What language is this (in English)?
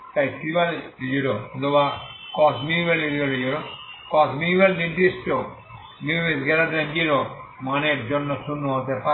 Bangla